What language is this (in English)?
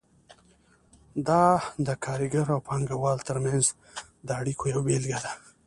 Pashto